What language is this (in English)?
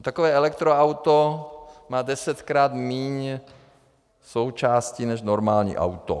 Czech